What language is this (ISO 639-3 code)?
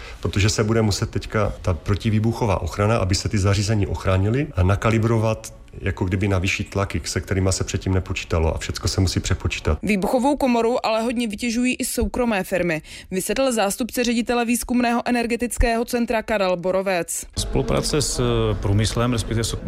ces